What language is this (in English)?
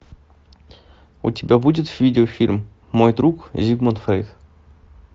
Russian